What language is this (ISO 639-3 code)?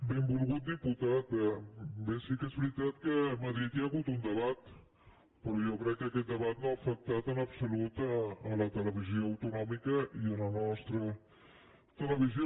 cat